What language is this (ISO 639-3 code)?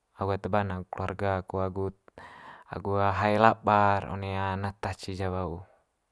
mqy